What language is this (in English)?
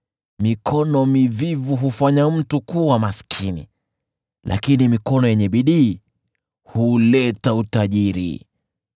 Swahili